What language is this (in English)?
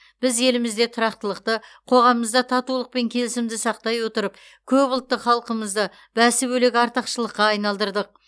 Kazakh